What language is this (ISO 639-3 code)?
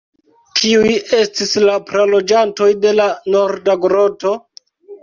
epo